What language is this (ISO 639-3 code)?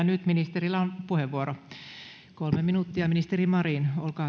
fin